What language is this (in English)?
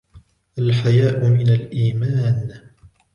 Arabic